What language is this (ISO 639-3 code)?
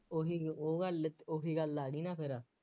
pan